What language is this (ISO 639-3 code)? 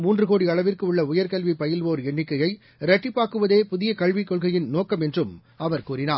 tam